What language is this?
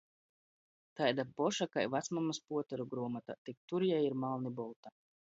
Latgalian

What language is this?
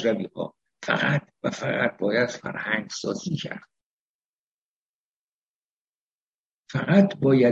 Persian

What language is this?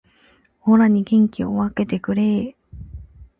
Japanese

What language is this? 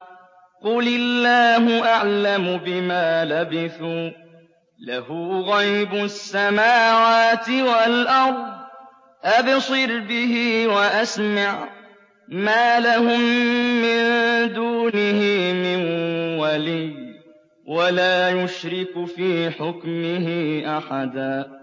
Arabic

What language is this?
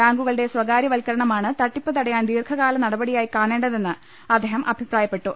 Malayalam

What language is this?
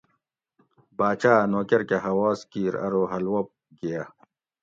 Gawri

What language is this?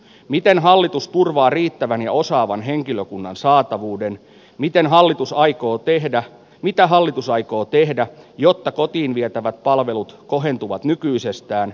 Finnish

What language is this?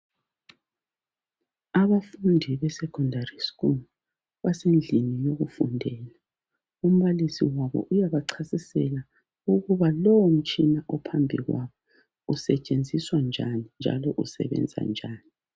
North Ndebele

